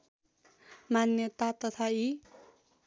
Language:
Nepali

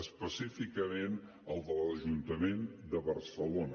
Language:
Catalan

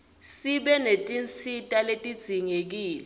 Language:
Swati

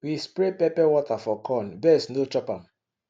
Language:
Nigerian Pidgin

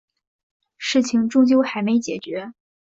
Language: Chinese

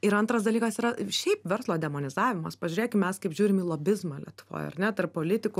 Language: Lithuanian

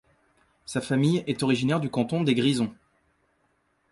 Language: French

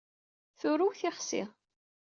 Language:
Kabyle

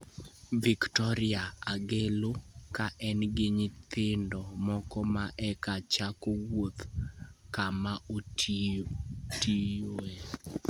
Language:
Luo (Kenya and Tanzania)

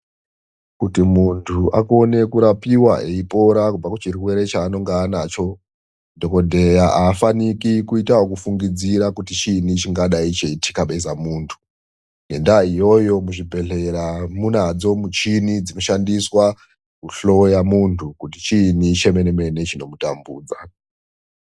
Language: Ndau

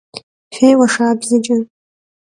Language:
Kabardian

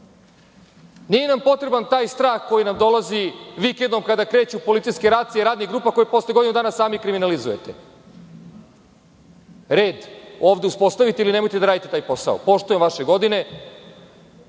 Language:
Serbian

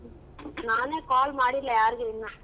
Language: Kannada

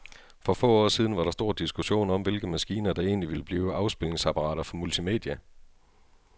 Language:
Danish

